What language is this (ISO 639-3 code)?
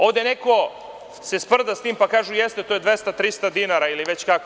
srp